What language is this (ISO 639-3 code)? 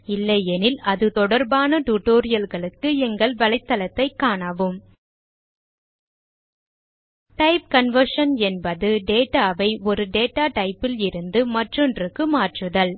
tam